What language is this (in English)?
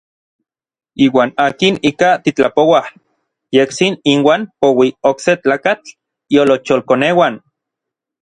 Orizaba Nahuatl